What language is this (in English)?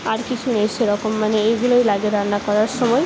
Bangla